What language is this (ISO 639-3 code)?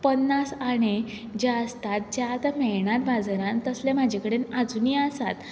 kok